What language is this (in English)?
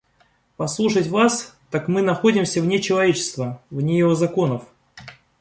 Russian